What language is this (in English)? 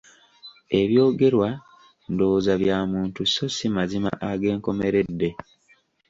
Ganda